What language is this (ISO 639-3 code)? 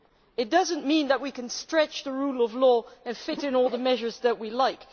eng